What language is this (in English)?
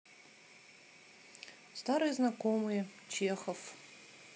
Russian